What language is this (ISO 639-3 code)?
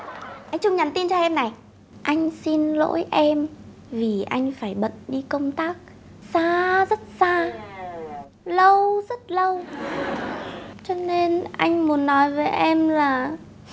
vie